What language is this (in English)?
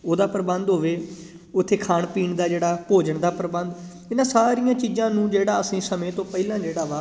Punjabi